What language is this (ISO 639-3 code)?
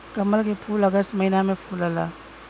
bho